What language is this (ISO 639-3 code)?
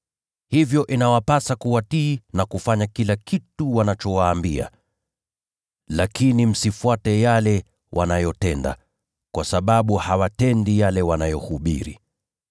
swa